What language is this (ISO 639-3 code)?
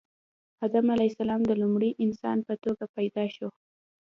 pus